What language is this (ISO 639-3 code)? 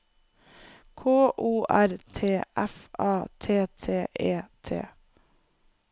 nor